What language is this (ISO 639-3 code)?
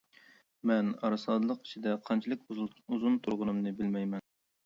uig